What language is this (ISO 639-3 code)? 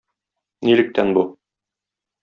tat